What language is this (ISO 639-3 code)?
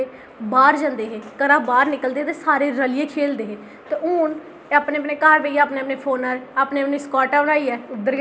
doi